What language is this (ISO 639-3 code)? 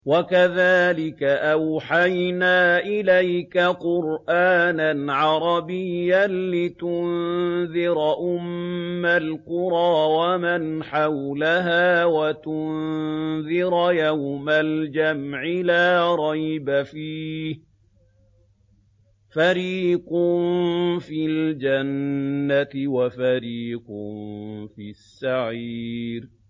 ara